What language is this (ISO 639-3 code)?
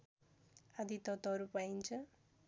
nep